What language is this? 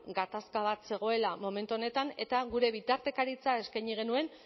Basque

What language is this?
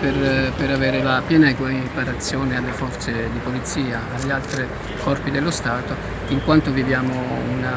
Italian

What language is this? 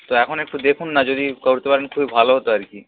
Bangla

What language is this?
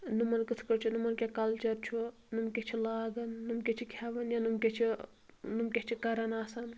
Kashmiri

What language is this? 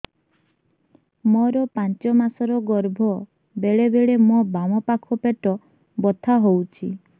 Odia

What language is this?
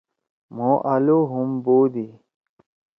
Torwali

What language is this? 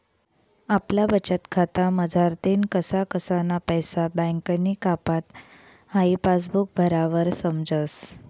Marathi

